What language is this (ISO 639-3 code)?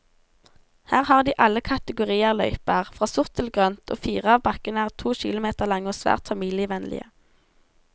nor